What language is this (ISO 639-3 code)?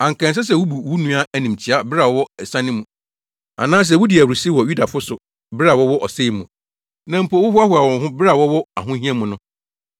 aka